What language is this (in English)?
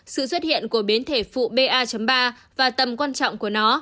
Vietnamese